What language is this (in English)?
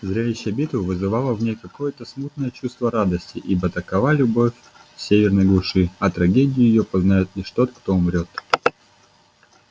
Russian